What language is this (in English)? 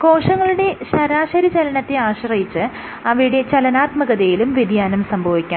Malayalam